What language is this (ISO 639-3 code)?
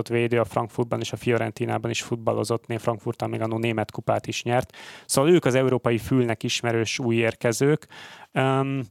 hun